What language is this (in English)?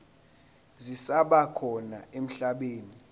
Zulu